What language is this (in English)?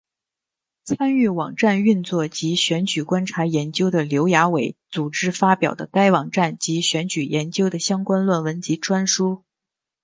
Chinese